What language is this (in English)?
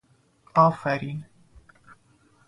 Persian